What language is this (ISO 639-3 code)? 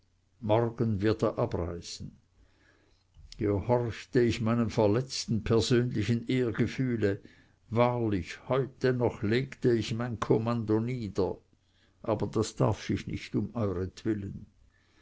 deu